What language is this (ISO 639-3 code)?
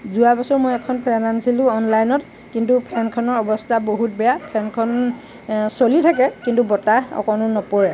asm